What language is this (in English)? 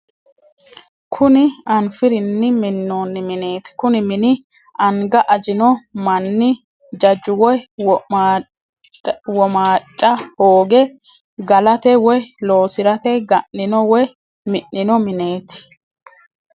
Sidamo